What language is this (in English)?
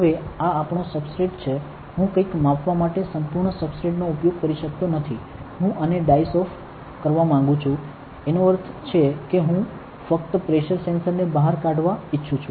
Gujarati